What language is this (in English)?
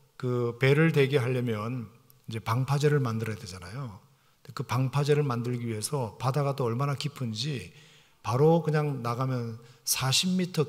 Korean